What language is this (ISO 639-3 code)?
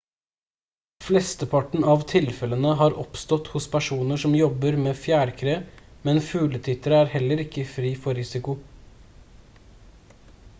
nob